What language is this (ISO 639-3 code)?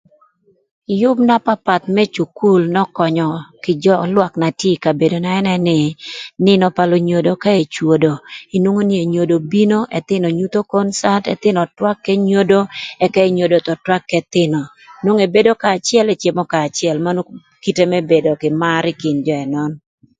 lth